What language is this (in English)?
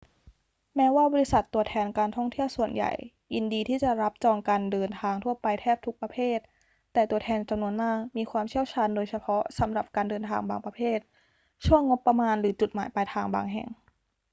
Thai